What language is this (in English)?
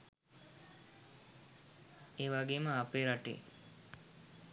Sinhala